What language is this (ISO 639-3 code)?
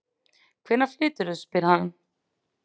isl